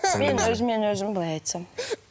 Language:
Kazakh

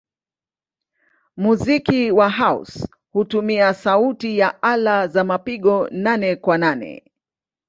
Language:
Swahili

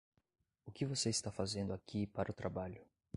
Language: Portuguese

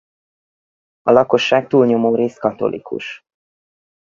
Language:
Hungarian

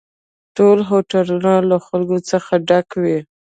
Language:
Pashto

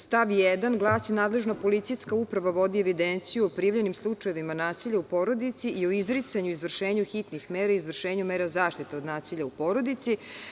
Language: Serbian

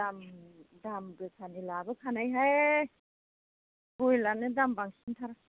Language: Bodo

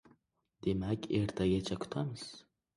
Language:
Uzbek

